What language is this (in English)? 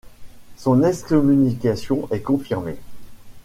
French